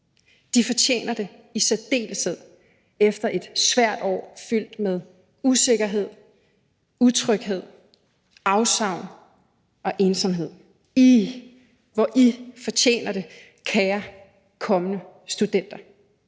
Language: Danish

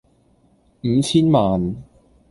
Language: Cantonese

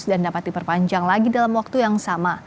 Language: Indonesian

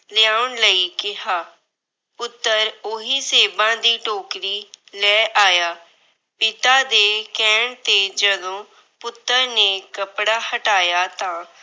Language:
Punjabi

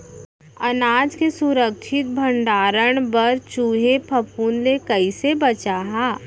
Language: Chhattisgarhi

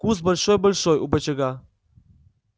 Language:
Russian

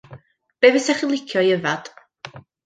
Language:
Welsh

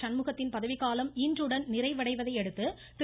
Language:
Tamil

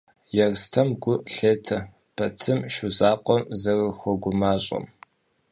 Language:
Kabardian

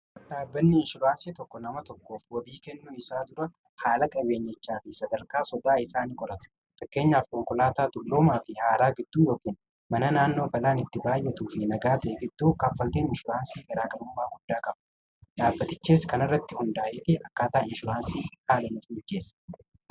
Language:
Oromo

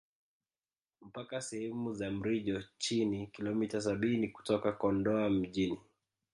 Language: Swahili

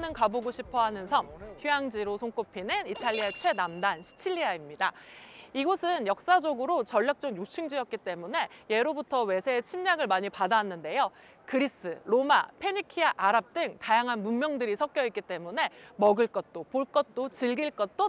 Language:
Korean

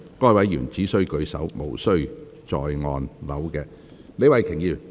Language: Cantonese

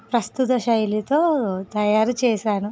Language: Telugu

